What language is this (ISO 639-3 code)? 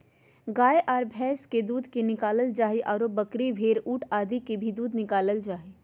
mag